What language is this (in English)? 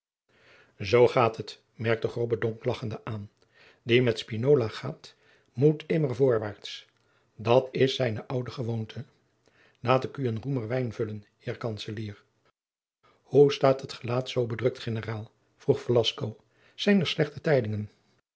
Dutch